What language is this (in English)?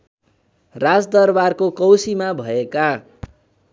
Nepali